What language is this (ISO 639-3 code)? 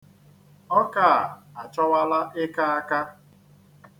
ibo